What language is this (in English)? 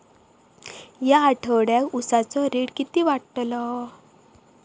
Marathi